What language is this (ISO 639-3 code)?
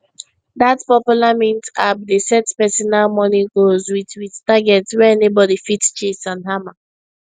pcm